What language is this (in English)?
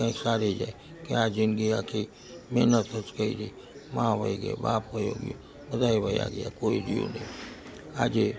Gujarati